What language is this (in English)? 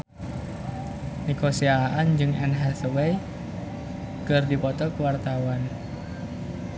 Sundanese